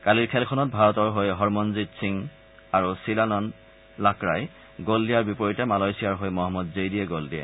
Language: Assamese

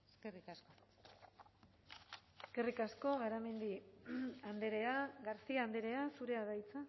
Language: Basque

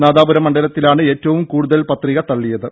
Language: Malayalam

